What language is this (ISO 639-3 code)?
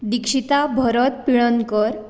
kok